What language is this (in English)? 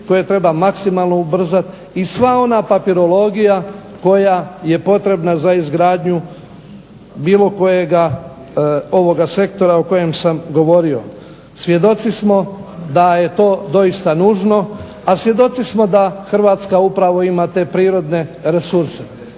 Croatian